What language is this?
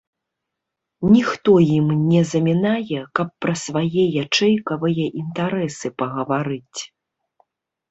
Belarusian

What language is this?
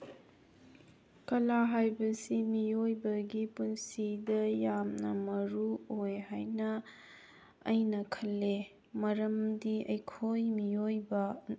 Manipuri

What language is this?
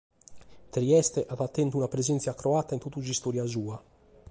Sardinian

